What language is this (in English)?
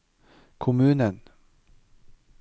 Norwegian